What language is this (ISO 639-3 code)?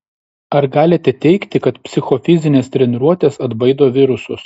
lit